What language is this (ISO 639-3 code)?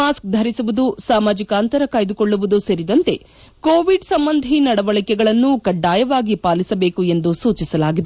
kan